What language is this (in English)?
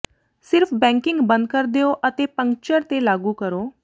Punjabi